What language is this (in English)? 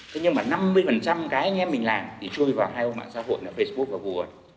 Vietnamese